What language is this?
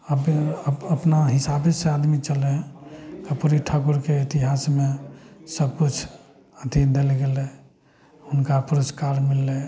Maithili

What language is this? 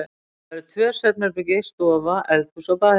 Icelandic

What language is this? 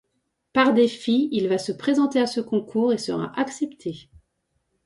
French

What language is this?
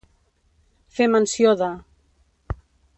Catalan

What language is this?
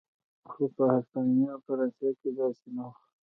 Pashto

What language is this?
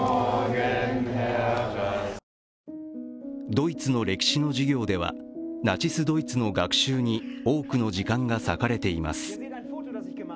Japanese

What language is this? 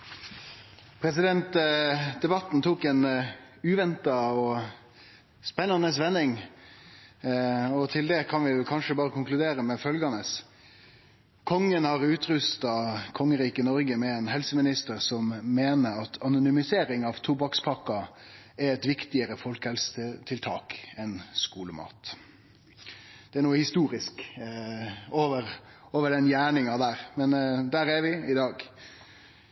Norwegian Nynorsk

